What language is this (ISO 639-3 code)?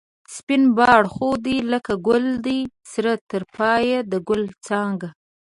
pus